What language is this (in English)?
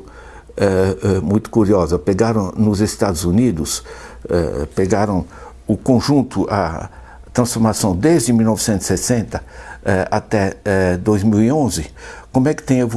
Portuguese